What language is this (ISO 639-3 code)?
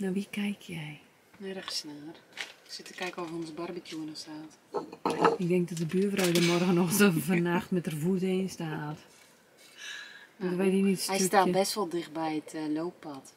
nld